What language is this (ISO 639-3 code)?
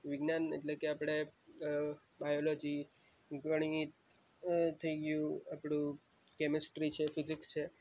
guj